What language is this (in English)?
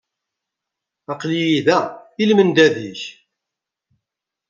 Kabyle